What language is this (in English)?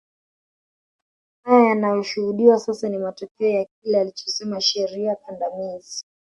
Swahili